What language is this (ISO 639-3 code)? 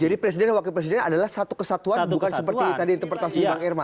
ind